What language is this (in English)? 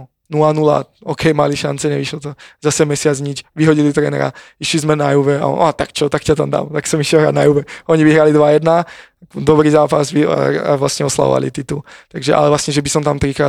Slovak